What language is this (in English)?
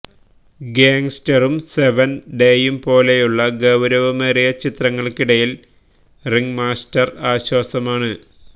Malayalam